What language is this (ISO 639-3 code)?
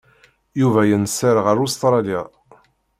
kab